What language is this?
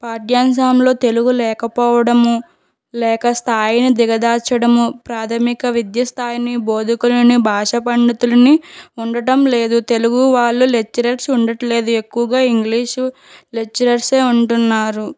Telugu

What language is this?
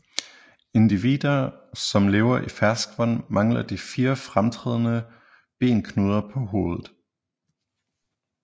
Danish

